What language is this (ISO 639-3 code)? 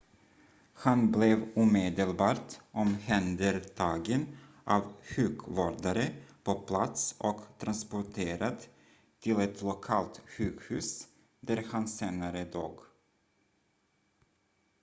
swe